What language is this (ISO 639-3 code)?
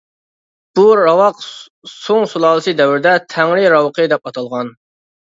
uig